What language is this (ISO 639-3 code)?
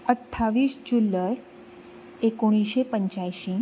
kok